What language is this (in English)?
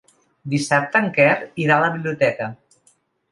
Catalan